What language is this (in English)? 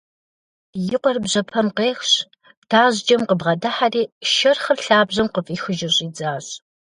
Kabardian